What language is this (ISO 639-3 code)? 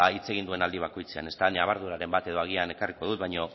eus